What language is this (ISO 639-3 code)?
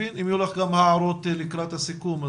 heb